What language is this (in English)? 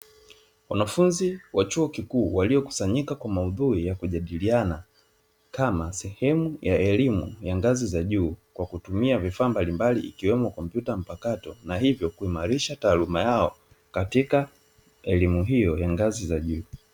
Swahili